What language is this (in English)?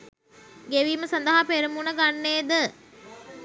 Sinhala